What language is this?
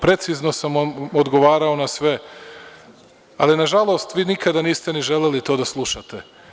Serbian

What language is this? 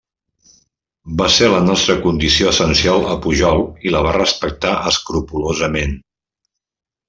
Catalan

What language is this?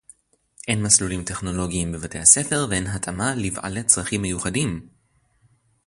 Hebrew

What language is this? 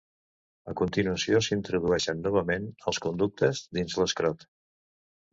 Catalan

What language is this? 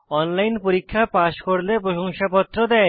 Bangla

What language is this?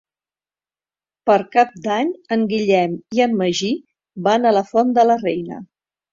Catalan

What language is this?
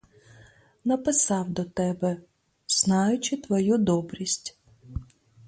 Ukrainian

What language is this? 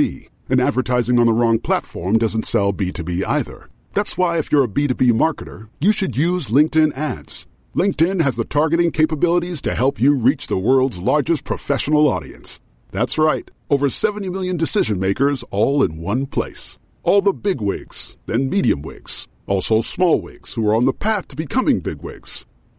Swedish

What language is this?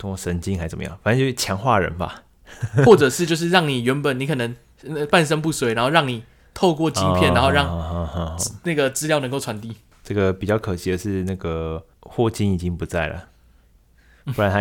Chinese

